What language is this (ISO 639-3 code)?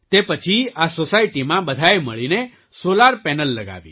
guj